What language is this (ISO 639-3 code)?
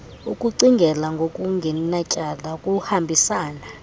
xho